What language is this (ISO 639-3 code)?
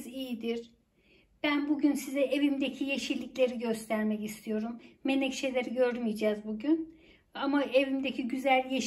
tur